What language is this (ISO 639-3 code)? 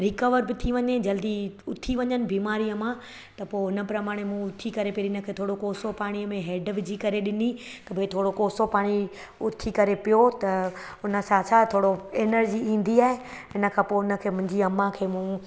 snd